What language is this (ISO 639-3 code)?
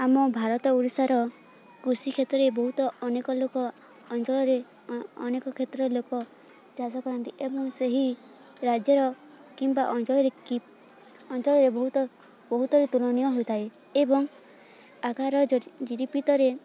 ori